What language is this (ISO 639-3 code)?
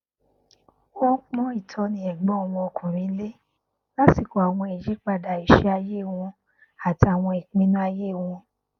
yor